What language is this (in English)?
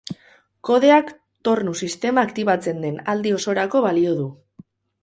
Basque